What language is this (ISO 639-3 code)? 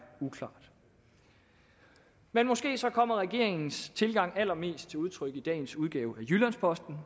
dan